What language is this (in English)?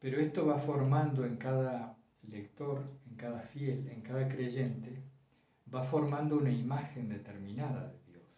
Spanish